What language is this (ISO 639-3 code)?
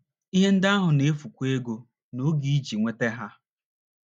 ibo